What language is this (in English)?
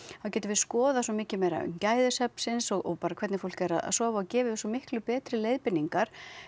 Icelandic